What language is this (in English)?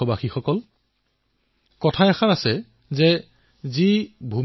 Assamese